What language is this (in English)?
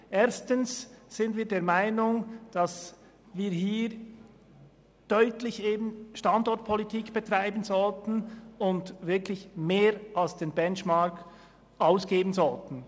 Swiss German